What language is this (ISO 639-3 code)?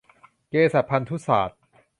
tha